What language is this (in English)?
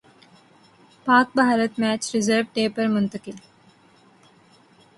Urdu